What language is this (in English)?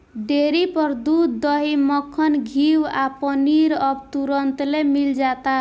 Bhojpuri